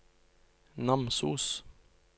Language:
Norwegian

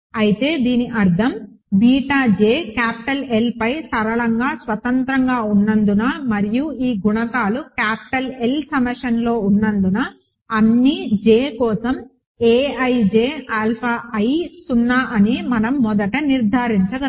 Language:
Telugu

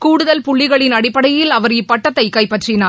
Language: Tamil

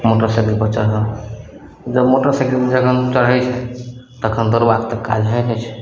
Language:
Maithili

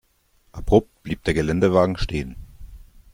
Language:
German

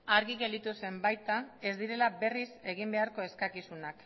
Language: Basque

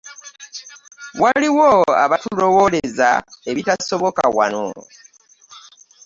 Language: Ganda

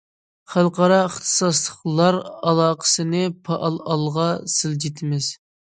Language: Uyghur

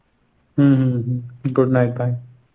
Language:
Bangla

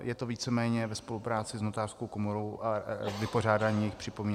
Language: Czech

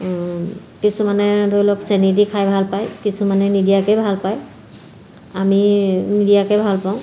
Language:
Assamese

